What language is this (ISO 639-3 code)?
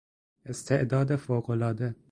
fas